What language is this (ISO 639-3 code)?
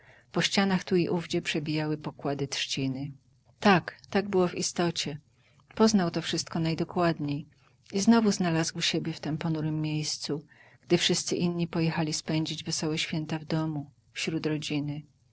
pol